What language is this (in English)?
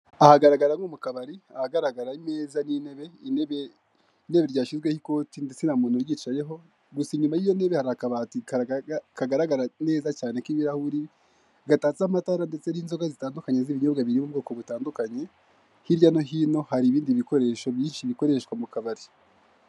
Kinyarwanda